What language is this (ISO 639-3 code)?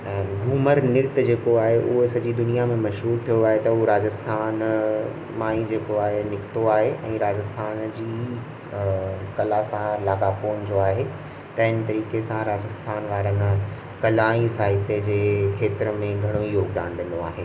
snd